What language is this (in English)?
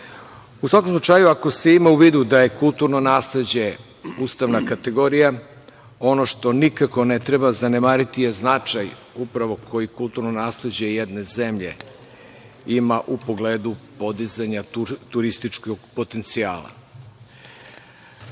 Serbian